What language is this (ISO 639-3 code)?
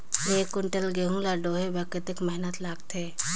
hne